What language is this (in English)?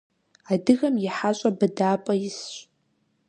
Kabardian